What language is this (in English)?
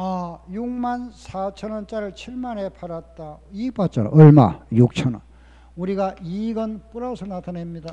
Korean